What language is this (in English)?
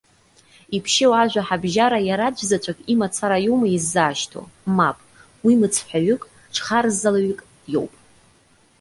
Abkhazian